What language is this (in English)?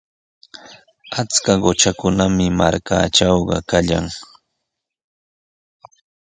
Sihuas Ancash Quechua